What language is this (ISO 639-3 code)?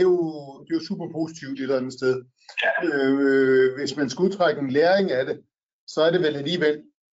dan